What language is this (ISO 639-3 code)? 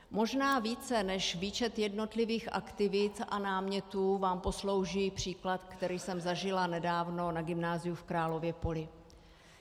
ces